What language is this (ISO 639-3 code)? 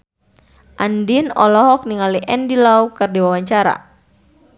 sun